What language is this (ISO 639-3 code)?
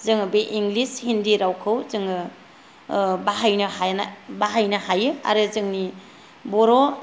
brx